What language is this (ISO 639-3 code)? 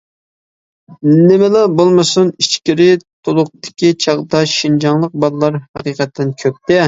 uig